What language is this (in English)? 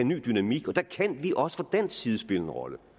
Danish